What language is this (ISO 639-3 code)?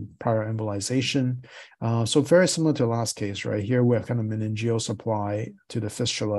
eng